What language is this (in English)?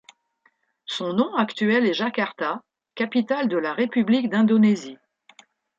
French